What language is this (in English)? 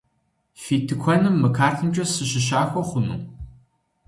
Kabardian